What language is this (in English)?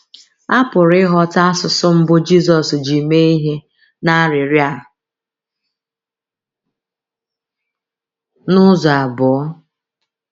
Igbo